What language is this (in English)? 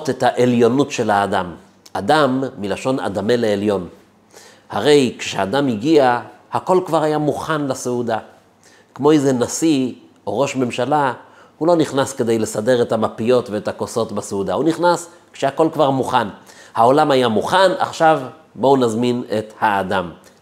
Hebrew